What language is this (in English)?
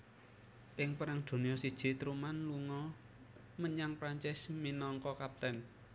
Javanese